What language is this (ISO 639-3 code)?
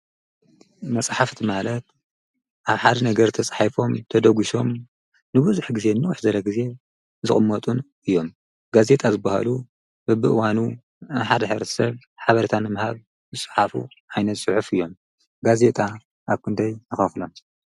tir